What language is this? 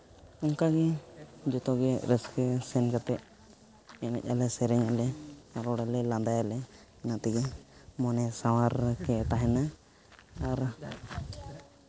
Santali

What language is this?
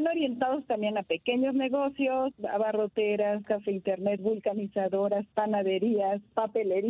Spanish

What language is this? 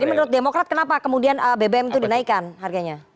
Indonesian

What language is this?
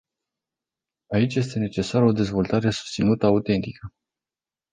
Romanian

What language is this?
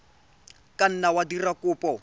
Tswana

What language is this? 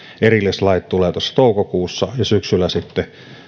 Finnish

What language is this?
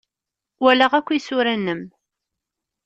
Kabyle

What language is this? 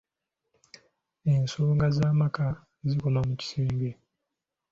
Ganda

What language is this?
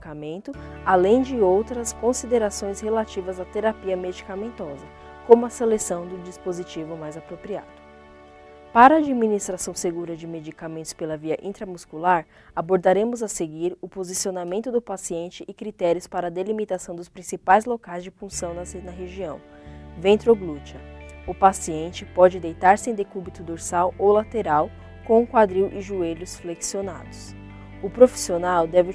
Portuguese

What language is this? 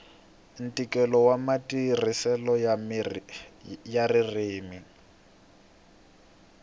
Tsonga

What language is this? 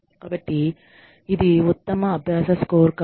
Telugu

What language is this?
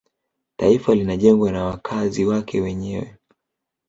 Swahili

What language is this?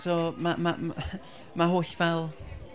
Welsh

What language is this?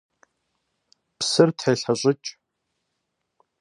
Kabardian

